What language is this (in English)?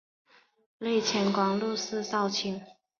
Chinese